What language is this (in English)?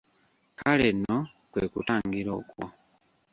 Ganda